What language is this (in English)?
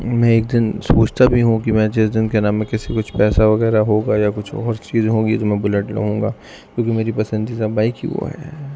Urdu